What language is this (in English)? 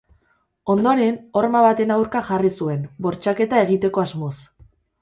Basque